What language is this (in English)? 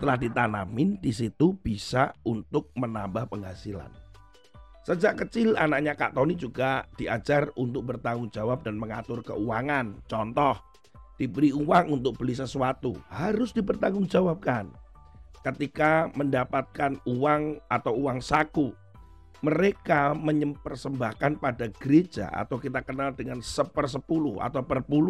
Indonesian